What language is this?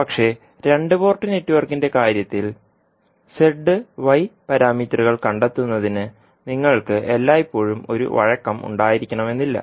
Malayalam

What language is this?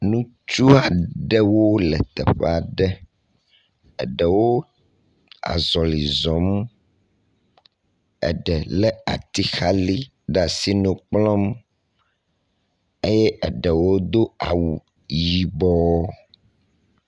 Ewe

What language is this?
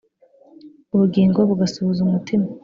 Kinyarwanda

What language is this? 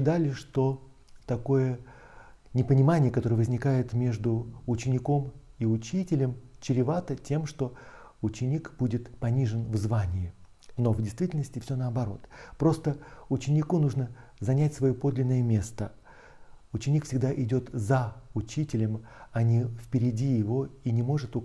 Russian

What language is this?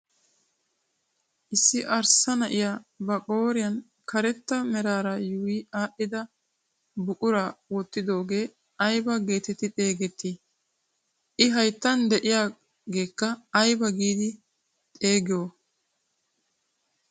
Wolaytta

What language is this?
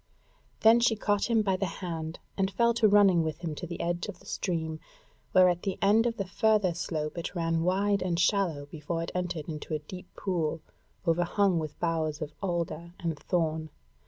English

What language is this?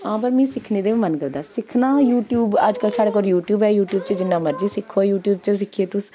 Dogri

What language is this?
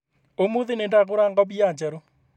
Kikuyu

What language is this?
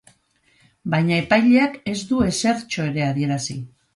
Basque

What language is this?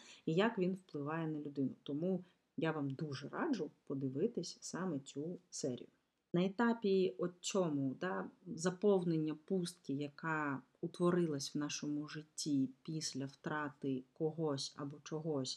Ukrainian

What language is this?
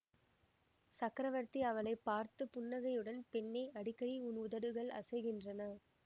Tamil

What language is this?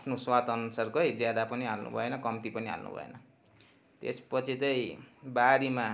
Nepali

